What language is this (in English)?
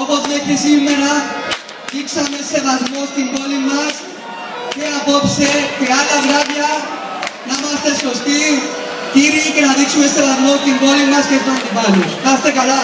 Greek